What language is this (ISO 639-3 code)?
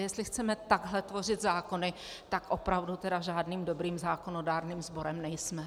ces